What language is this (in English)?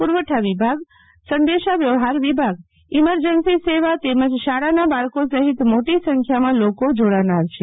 Gujarati